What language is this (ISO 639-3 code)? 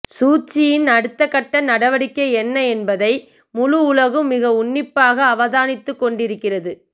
tam